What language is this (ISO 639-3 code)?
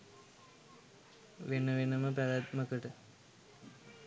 sin